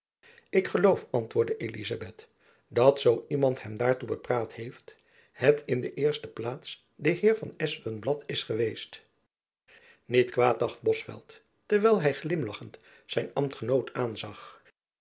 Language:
Dutch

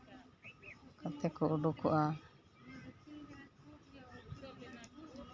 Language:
Santali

